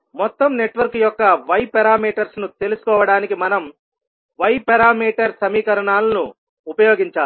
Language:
Telugu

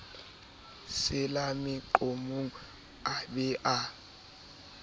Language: Southern Sotho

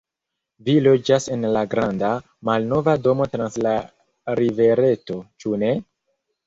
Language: Esperanto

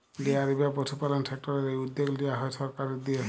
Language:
Bangla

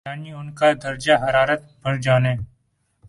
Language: Urdu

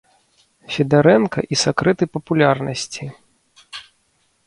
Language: Belarusian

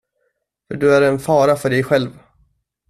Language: Swedish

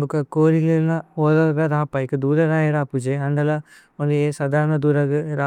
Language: Tulu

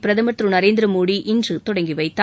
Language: Tamil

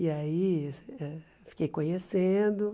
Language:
Portuguese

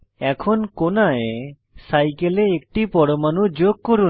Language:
Bangla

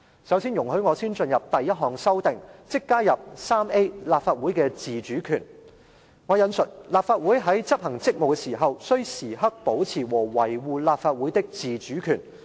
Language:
Cantonese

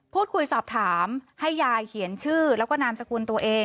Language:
Thai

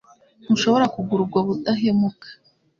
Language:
Kinyarwanda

